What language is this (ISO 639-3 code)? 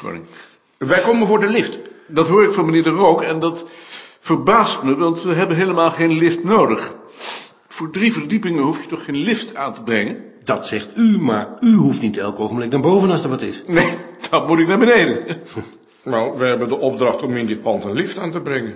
nld